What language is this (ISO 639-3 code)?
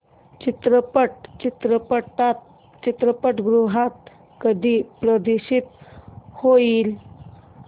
mar